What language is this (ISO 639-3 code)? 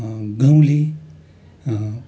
nep